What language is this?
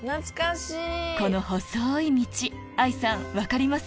Japanese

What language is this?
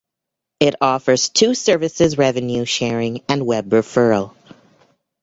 English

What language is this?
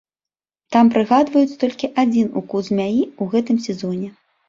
Belarusian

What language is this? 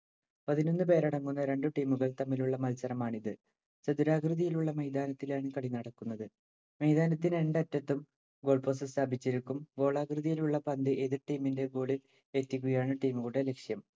Malayalam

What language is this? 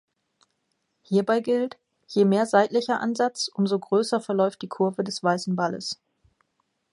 German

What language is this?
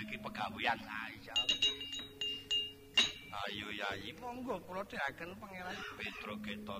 Indonesian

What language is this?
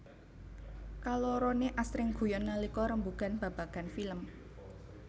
Javanese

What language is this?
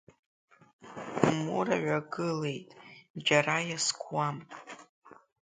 Abkhazian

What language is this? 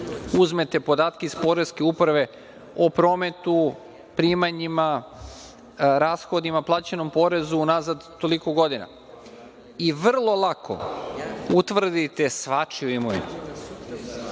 Serbian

